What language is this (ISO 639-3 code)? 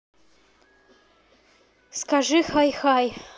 rus